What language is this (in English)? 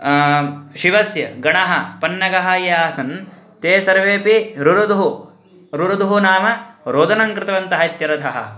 Sanskrit